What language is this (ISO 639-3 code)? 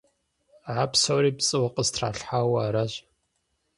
kbd